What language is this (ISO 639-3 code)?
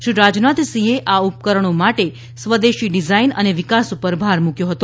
guj